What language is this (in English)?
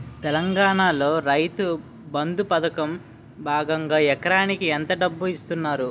Telugu